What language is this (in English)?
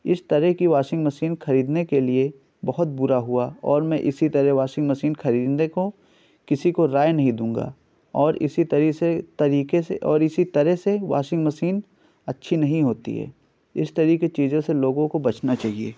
Urdu